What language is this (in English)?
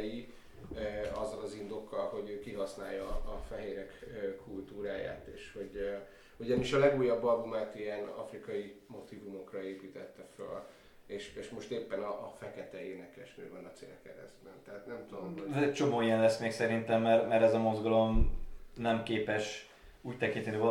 Hungarian